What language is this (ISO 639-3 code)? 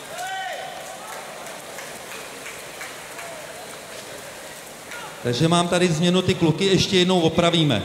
ces